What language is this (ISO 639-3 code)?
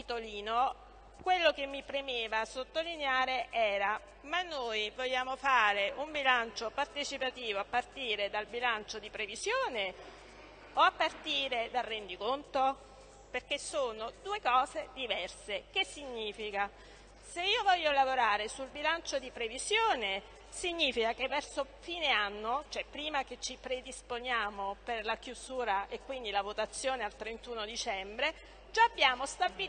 ita